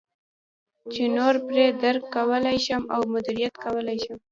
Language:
Pashto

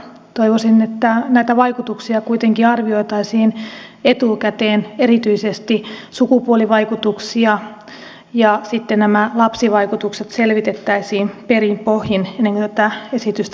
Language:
Finnish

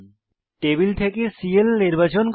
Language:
Bangla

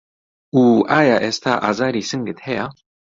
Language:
Central Kurdish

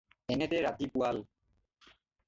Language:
Assamese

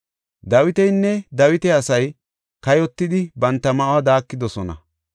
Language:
Gofa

